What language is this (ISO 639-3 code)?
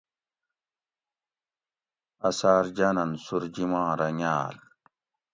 gwc